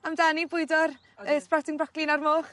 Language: Welsh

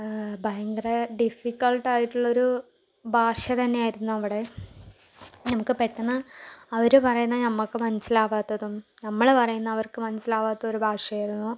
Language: Malayalam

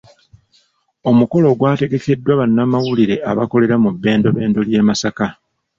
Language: Ganda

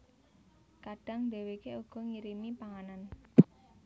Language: Javanese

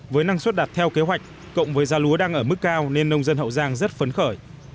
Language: Vietnamese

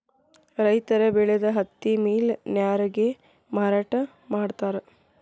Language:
Kannada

